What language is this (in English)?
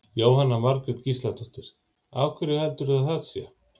Icelandic